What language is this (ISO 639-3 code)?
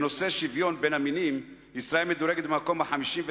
heb